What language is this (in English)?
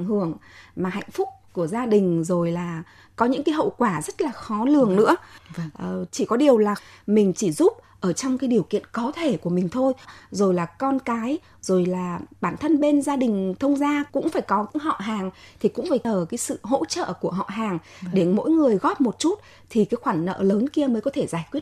Vietnamese